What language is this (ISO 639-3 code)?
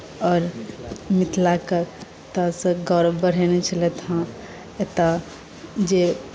mai